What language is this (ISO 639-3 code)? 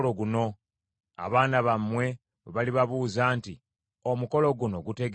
lug